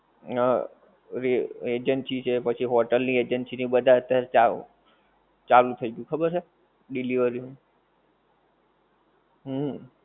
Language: Gujarati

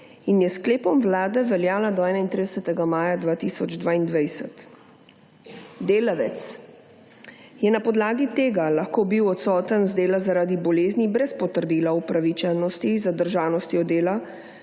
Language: Slovenian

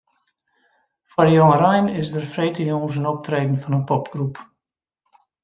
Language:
Western Frisian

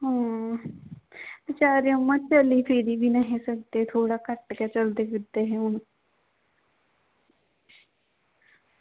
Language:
Dogri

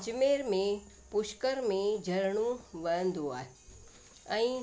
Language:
Sindhi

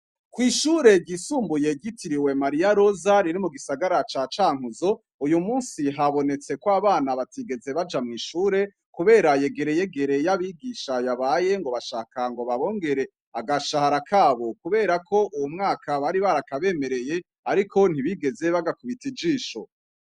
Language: Rundi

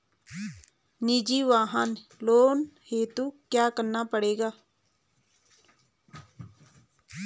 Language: Hindi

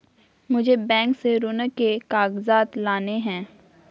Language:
Hindi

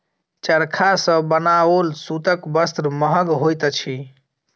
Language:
Maithili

